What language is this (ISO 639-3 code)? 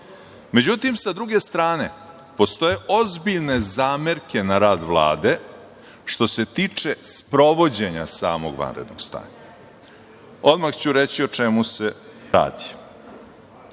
srp